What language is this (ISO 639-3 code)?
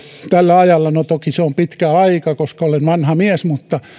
fin